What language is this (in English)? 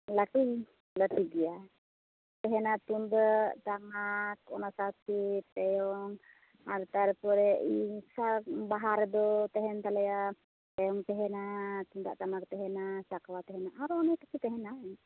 Santali